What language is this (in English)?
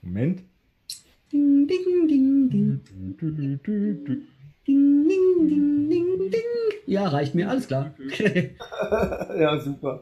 German